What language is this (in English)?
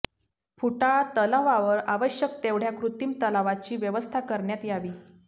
Marathi